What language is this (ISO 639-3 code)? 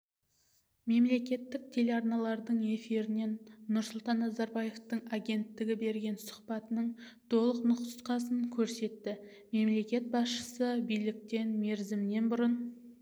kaz